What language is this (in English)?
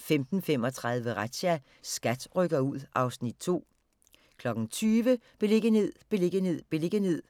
Danish